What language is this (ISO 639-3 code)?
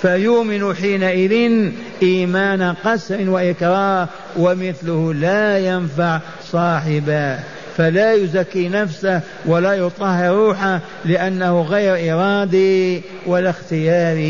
ara